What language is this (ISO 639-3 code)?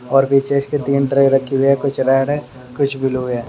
hin